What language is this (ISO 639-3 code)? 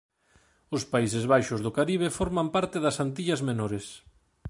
glg